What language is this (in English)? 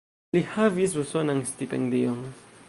Esperanto